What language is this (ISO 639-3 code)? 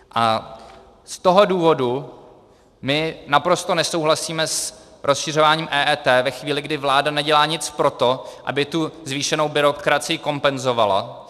ces